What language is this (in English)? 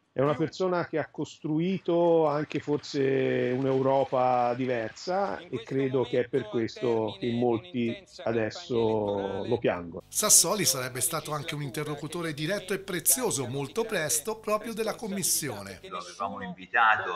Italian